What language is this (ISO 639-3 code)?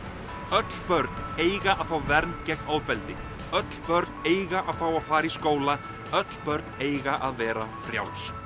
isl